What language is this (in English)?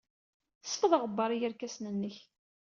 Kabyle